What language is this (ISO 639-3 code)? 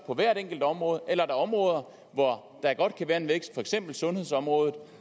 dan